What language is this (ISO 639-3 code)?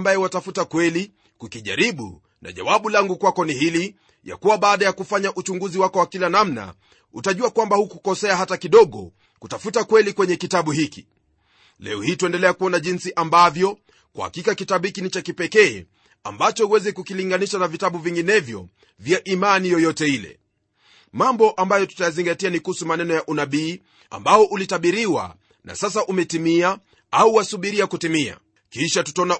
swa